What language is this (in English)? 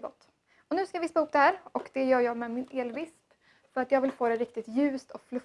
Swedish